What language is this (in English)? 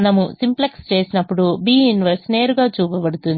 Telugu